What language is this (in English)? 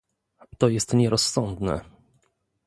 Polish